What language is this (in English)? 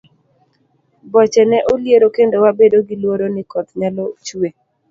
Luo (Kenya and Tanzania)